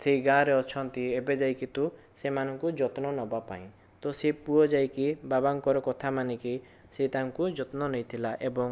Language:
Odia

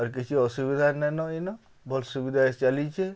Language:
Odia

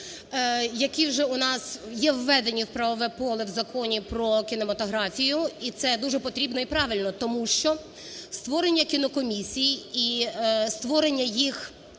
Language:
Ukrainian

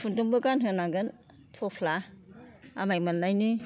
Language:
Bodo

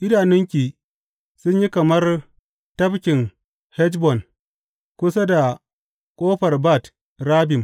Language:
Hausa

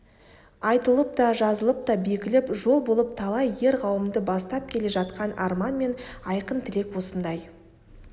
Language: Kazakh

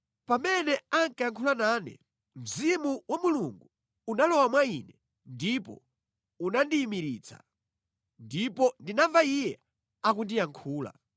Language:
Nyanja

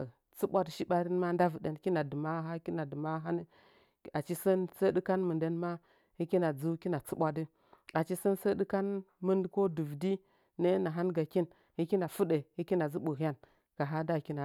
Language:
Nzanyi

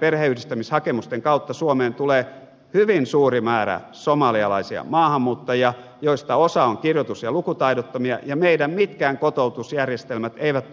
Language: Finnish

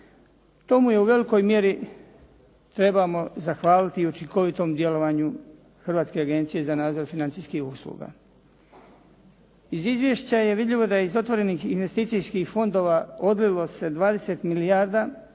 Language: Croatian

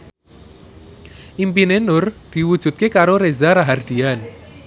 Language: Javanese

